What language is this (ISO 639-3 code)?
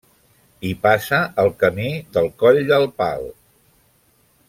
cat